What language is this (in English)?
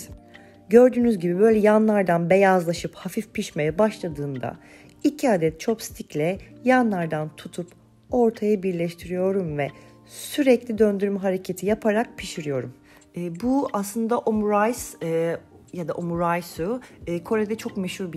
Turkish